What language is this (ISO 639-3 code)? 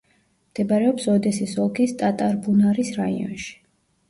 kat